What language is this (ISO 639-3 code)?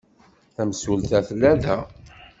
kab